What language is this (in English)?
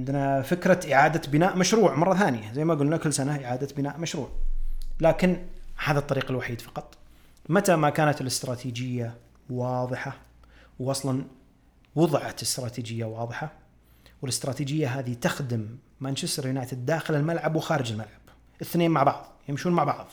Arabic